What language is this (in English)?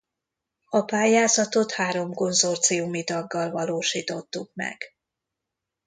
Hungarian